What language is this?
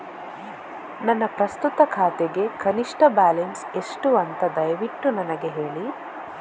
Kannada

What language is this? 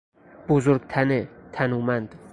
Persian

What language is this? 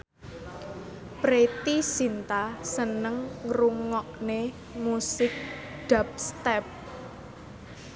Javanese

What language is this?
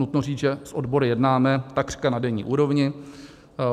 Czech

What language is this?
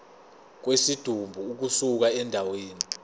Zulu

